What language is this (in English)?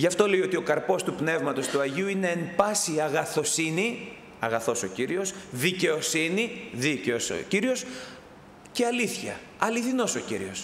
Greek